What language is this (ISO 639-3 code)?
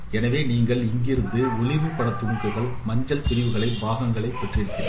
tam